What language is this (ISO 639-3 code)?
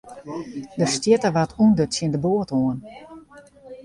fry